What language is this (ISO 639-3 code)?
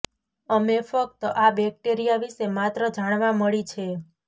guj